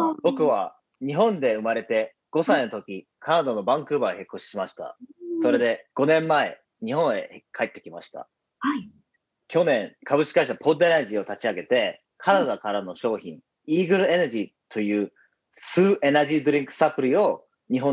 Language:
Japanese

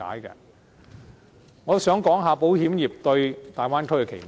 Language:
Cantonese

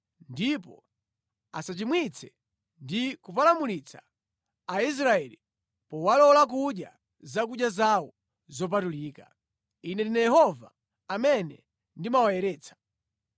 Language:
Nyanja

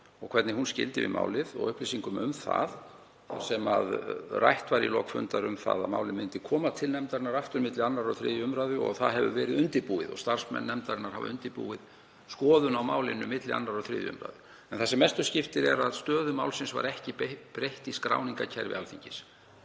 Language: Icelandic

